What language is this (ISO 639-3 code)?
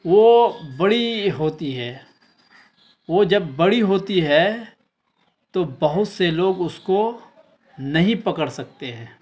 urd